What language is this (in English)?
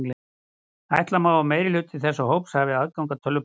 Icelandic